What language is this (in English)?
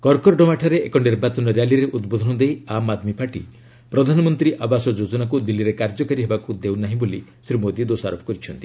Odia